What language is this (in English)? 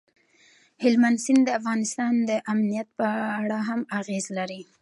Pashto